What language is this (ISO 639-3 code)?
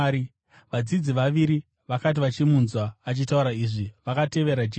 sna